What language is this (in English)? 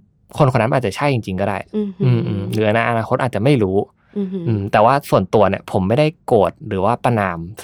Thai